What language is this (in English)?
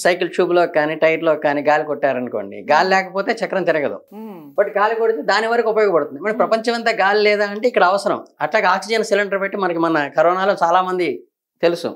Telugu